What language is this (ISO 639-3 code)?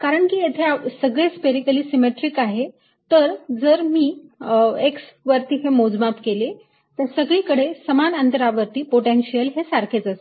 mar